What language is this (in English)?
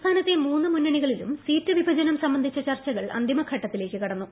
Malayalam